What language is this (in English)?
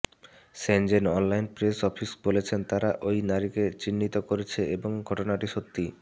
Bangla